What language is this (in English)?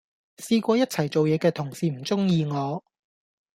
Cantonese